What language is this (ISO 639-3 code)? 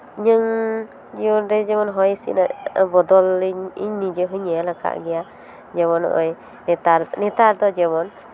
sat